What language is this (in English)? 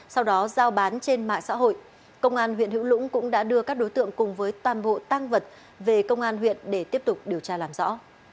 Vietnamese